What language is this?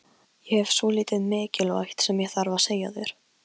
Icelandic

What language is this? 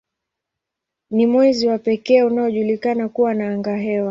Swahili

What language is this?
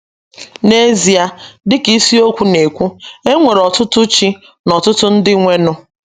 Igbo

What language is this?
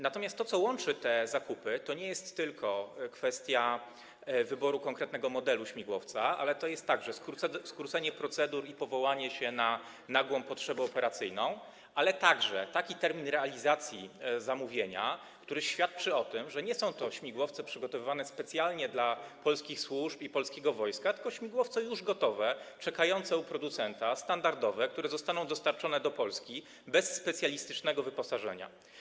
Polish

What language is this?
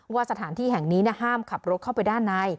Thai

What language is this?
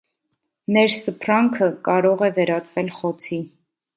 Armenian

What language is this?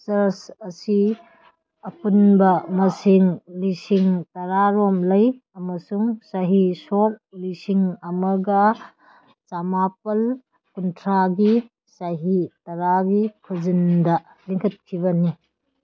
Manipuri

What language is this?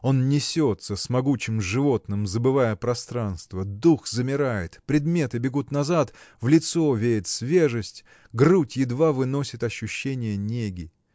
Russian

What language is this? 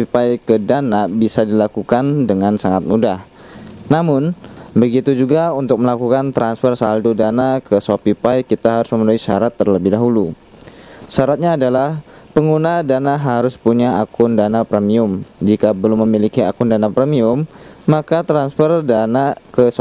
Indonesian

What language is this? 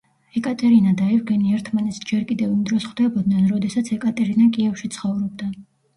Georgian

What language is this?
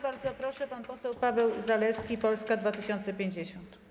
Polish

